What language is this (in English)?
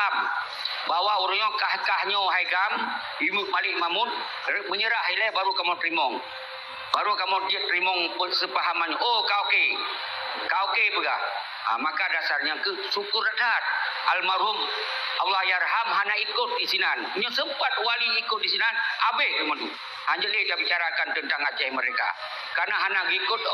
Malay